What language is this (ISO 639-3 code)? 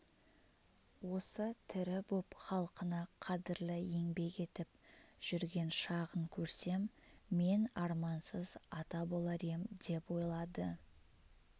kaz